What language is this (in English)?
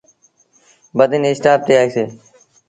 Sindhi Bhil